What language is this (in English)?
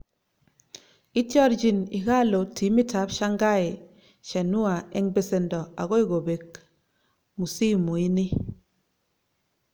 Kalenjin